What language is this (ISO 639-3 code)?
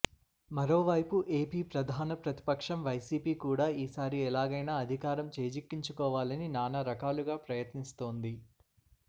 tel